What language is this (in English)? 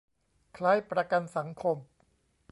Thai